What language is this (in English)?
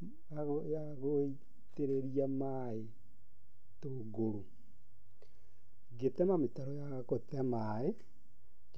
Kikuyu